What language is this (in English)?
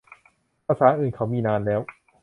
Thai